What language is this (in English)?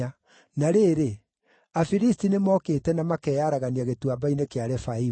Kikuyu